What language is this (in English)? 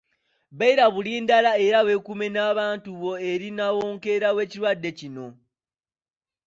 Ganda